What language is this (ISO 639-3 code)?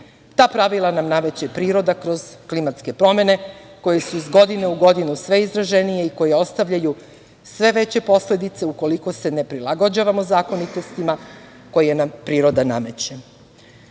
srp